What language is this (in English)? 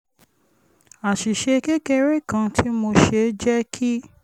Yoruba